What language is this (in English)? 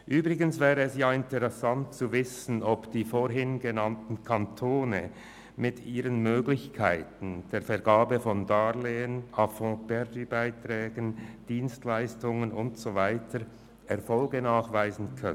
Swiss German